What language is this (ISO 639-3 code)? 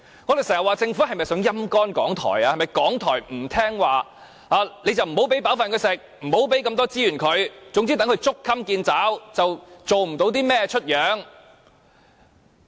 yue